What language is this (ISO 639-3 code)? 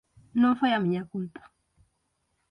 glg